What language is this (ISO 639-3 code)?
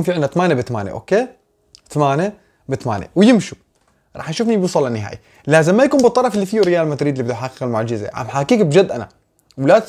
ara